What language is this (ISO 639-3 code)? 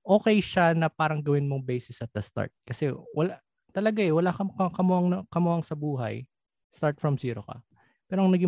fil